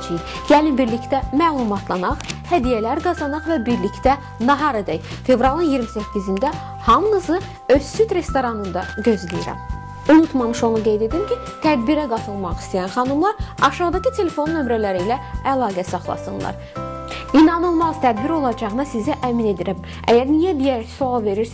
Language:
Turkish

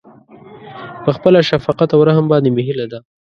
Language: Pashto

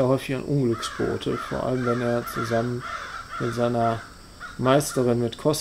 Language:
German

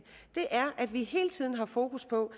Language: Danish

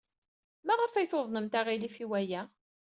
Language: Kabyle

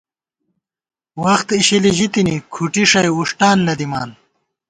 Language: Gawar-Bati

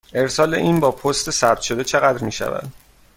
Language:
Persian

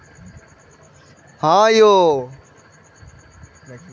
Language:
Maithili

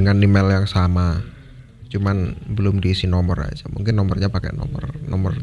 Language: Indonesian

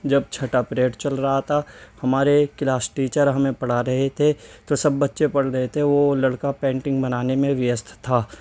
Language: Urdu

